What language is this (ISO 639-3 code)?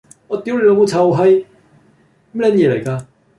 yue